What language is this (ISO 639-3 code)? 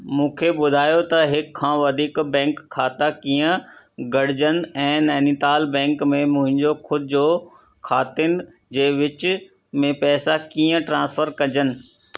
snd